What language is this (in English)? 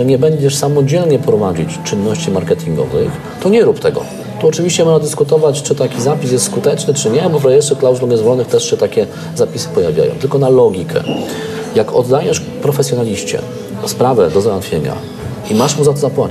Polish